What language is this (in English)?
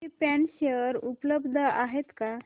Marathi